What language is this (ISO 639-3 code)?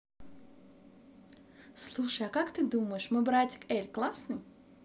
rus